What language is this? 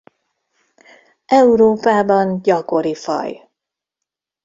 Hungarian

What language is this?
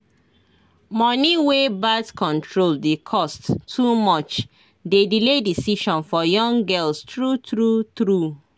Nigerian Pidgin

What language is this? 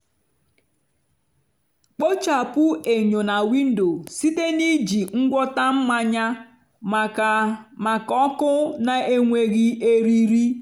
Igbo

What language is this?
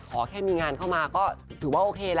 Thai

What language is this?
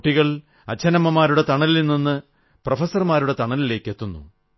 Malayalam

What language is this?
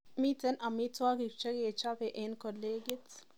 Kalenjin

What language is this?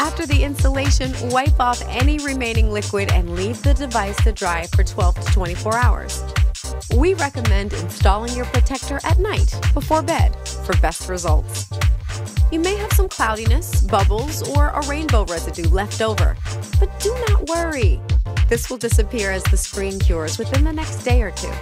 English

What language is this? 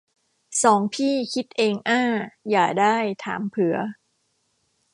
Thai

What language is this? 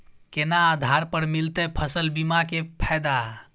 Maithili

